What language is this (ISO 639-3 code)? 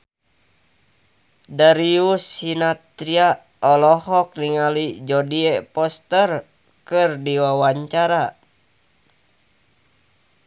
sun